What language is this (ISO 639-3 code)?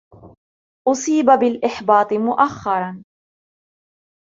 ara